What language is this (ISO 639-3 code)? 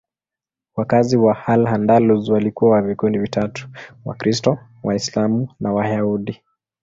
swa